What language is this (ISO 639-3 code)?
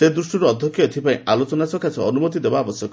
ori